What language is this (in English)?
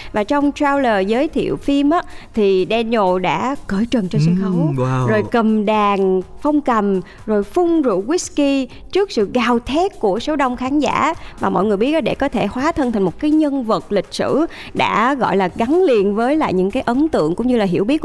Vietnamese